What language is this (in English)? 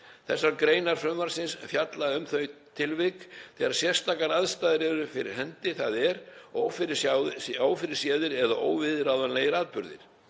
Icelandic